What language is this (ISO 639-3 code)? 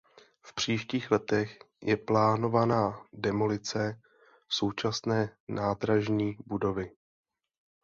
ces